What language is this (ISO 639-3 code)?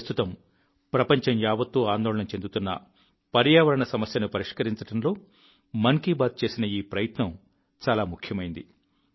tel